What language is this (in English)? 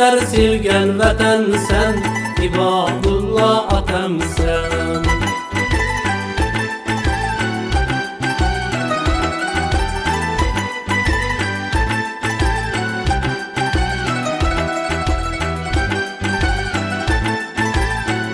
Turkish